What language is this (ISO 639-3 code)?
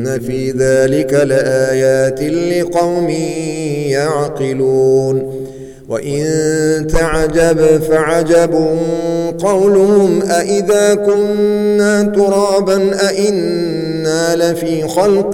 ara